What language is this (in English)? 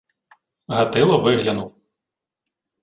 Ukrainian